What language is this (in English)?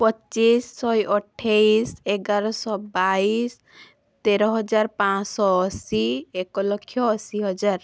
Odia